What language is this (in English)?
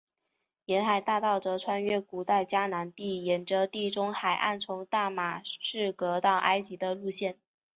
Chinese